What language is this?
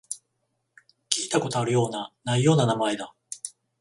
Japanese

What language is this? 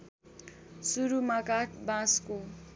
Nepali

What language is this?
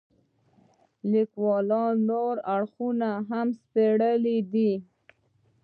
Pashto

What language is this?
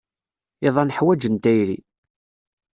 Kabyle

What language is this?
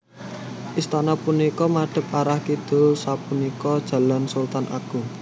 Javanese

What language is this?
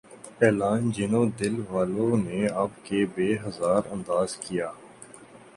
Urdu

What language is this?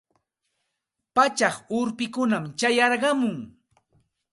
Santa Ana de Tusi Pasco Quechua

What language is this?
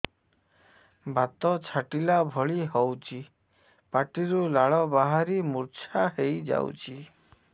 Odia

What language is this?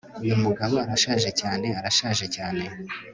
Kinyarwanda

